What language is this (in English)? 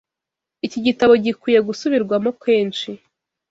Kinyarwanda